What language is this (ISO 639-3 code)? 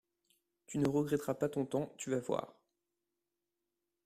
fra